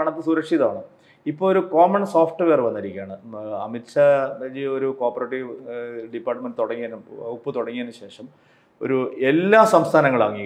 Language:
Malayalam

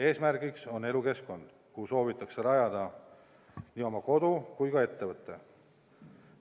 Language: Estonian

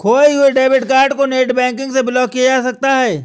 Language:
Hindi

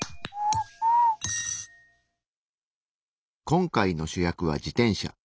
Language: Japanese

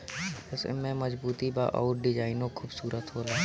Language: Bhojpuri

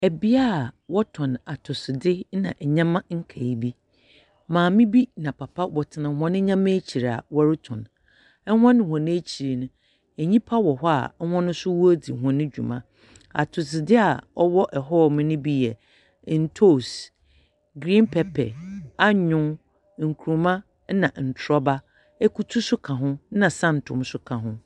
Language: Akan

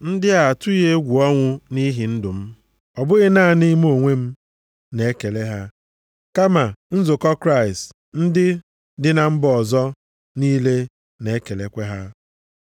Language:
Igbo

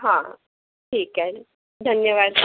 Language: Marathi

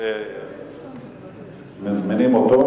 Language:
Hebrew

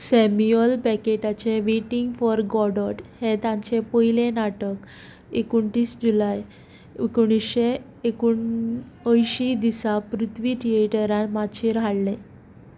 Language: Konkani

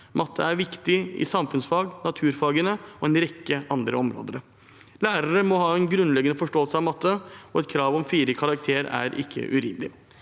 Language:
Norwegian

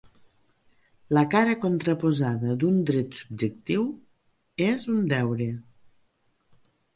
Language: Catalan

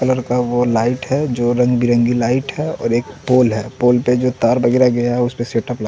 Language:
Hindi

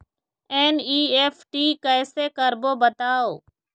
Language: Chhattisgarhi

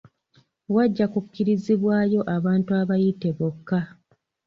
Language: Ganda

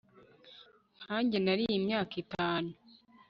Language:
Kinyarwanda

